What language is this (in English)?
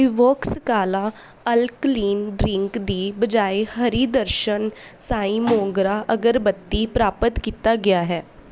Punjabi